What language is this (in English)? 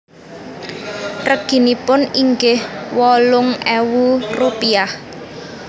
Javanese